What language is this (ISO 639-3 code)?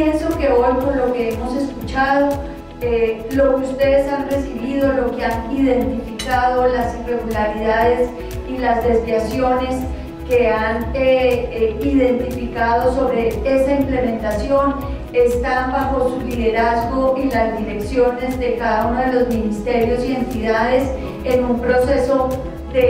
spa